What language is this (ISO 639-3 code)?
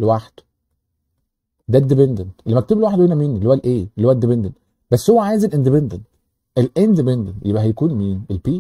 ara